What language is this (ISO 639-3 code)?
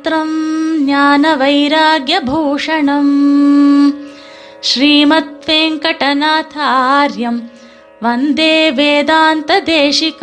tam